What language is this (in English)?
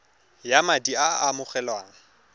Tswana